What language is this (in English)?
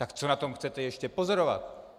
Czech